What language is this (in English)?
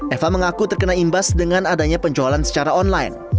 Indonesian